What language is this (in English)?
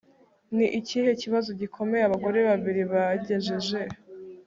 Kinyarwanda